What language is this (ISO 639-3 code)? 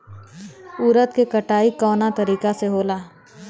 bho